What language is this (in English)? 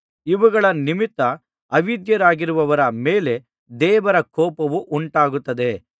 Kannada